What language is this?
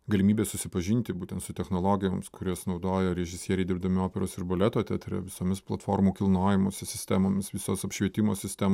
Lithuanian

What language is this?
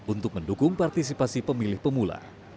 Indonesian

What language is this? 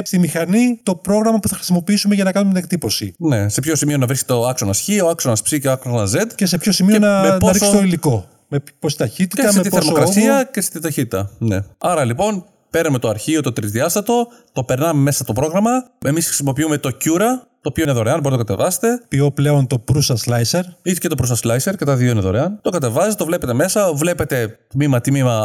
Greek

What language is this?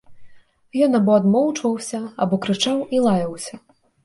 Belarusian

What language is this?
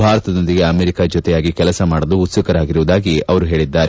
Kannada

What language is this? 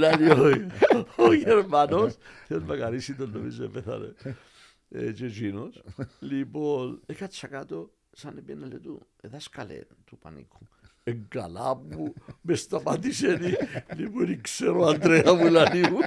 Greek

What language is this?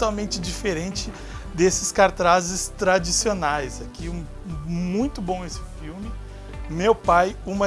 Portuguese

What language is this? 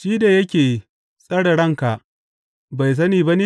Hausa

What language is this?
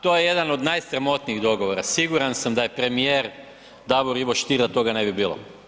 Croatian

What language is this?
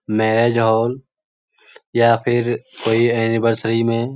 Magahi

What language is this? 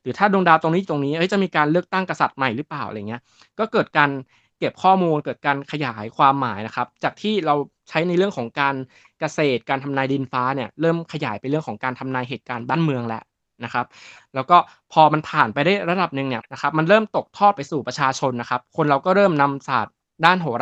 Thai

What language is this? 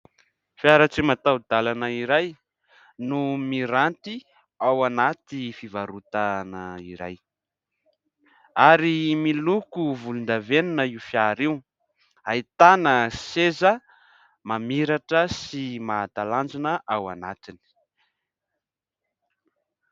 Malagasy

